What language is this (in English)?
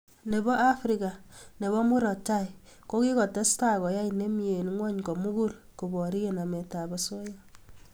Kalenjin